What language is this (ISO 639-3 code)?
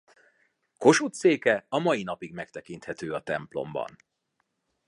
hun